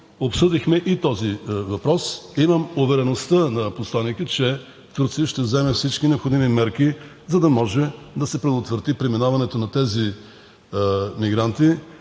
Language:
Bulgarian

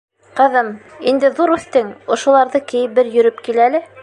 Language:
Bashkir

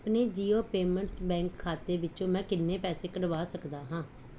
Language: Punjabi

